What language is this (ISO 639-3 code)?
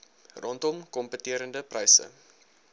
afr